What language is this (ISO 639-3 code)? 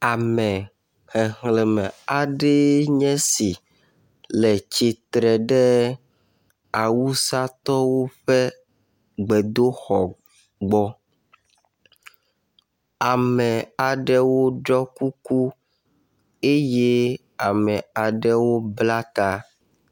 ewe